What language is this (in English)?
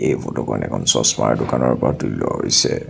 Assamese